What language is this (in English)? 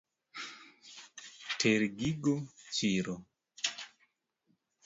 Luo (Kenya and Tanzania)